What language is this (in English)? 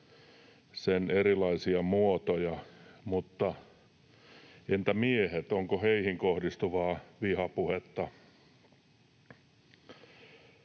Finnish